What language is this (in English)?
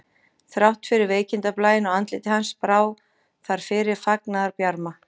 Icelandic